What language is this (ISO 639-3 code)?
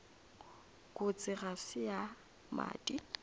nso